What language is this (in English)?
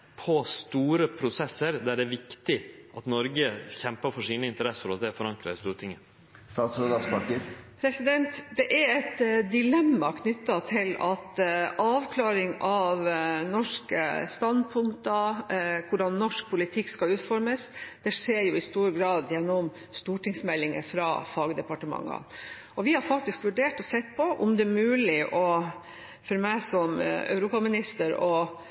Norwegian